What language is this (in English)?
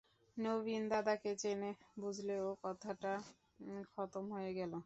Bangla